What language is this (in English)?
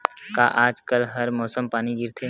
Chhattisgarhi